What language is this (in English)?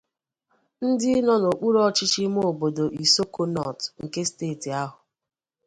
Igbo